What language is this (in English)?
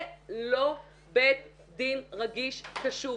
Hebrew